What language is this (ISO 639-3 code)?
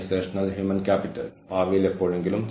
mal